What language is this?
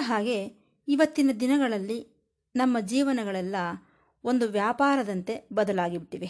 Kannada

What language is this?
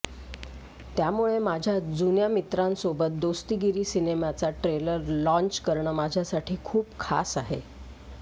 Marathi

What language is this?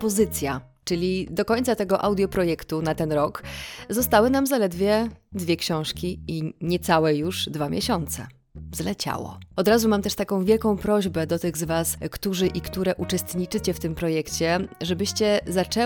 Polish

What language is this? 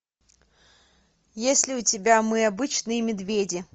Russian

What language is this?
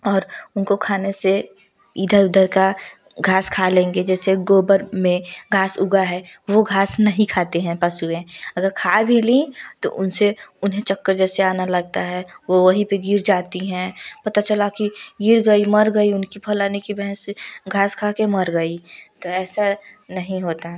Hindi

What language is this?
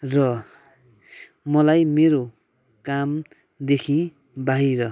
Nepali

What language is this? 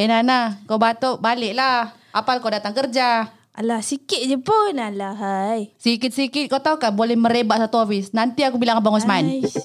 Malay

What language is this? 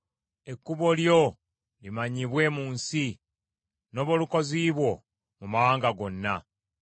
Ganda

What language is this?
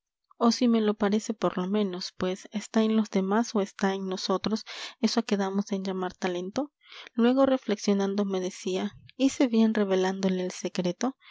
Spanish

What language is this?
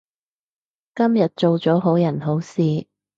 Cantonese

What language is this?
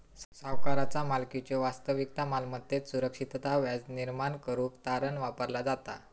Marathi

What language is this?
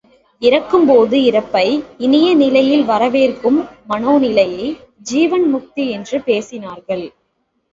Tamil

